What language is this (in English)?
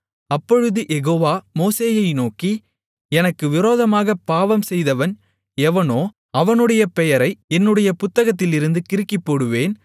Tamil